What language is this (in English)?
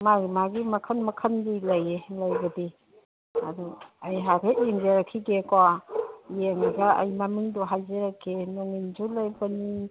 Manipuri